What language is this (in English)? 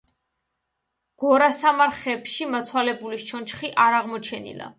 Georgian